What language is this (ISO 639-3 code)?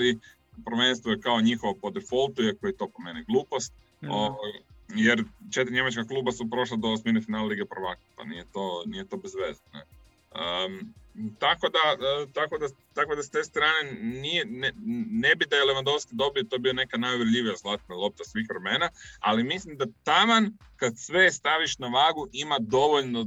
hrv